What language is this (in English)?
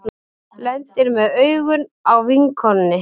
Icelandic